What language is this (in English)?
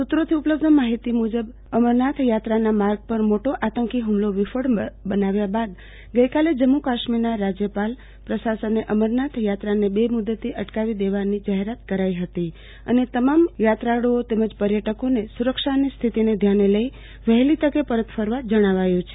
Gujarati